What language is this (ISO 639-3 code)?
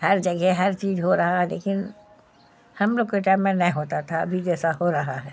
urd